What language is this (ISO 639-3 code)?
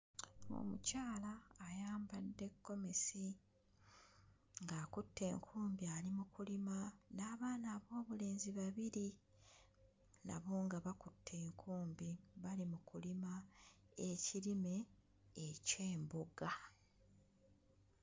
lug